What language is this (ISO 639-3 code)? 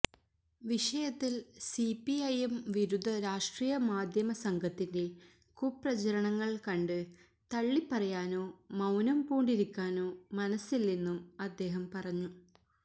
mal